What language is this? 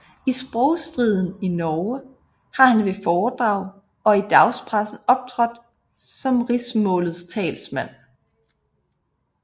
Danish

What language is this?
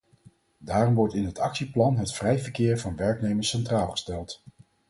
Dutch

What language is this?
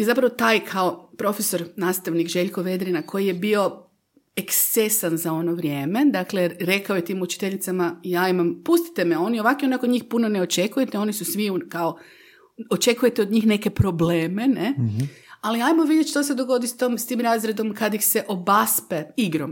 Croatian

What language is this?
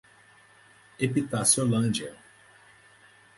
Portuguese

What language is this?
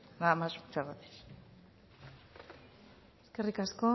Basque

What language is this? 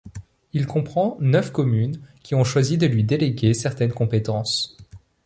French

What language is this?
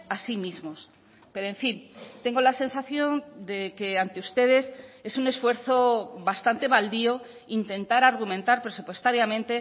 Spanish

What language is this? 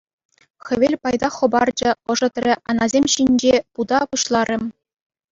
Chuvash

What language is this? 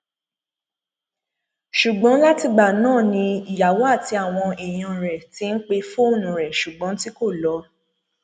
Yoruba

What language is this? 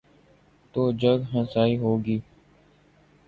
Urdu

